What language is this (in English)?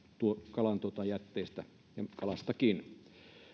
Finnish